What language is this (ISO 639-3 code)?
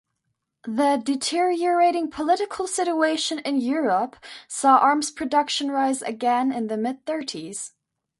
eng